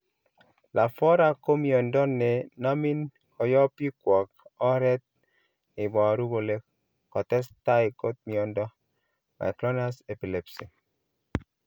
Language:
Kalenjin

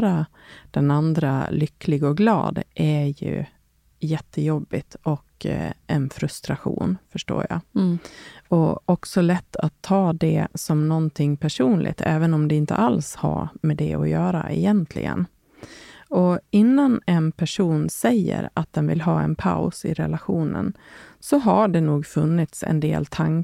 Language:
Swedish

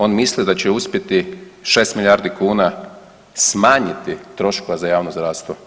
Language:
Croatian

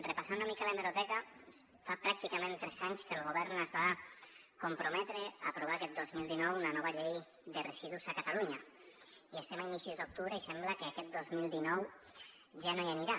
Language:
Catalan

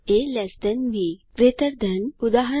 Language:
Gujarati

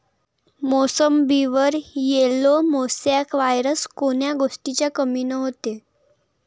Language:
Marathi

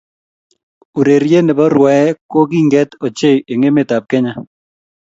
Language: Kalenjin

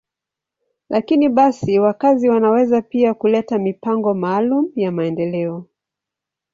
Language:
Swahili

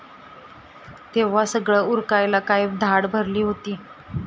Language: Marathi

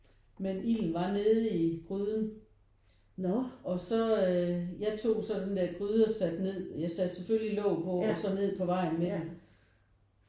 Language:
Danish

